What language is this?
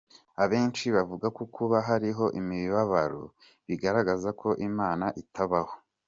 Kinyarwanda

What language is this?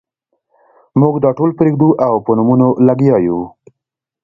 Pashto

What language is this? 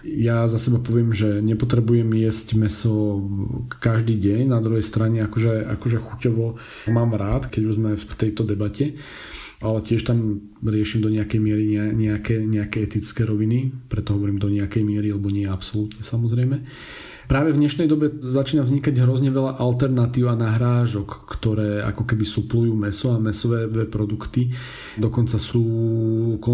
Slovak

